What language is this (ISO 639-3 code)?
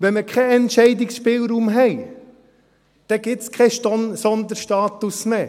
gsw